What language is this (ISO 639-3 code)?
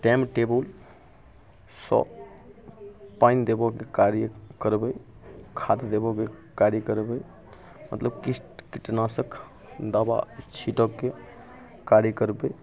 mai